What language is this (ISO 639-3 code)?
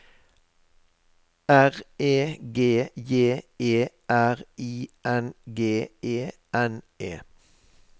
nor